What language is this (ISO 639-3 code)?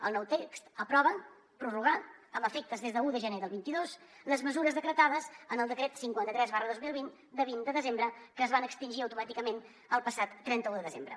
cat